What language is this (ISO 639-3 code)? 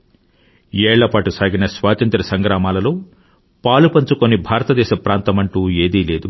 tel